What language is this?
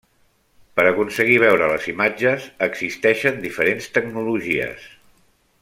Catalan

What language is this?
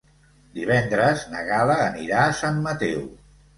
Catalan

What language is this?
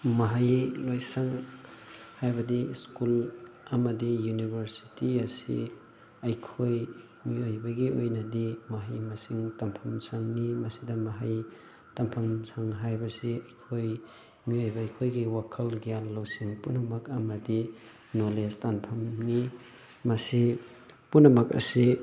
Manipuri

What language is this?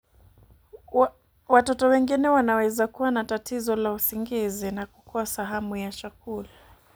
Luo (Kenya and Tanzania)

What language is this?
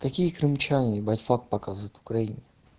Russian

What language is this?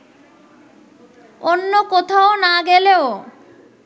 Bangla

